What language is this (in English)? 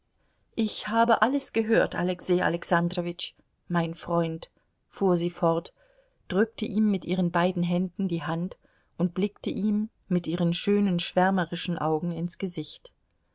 German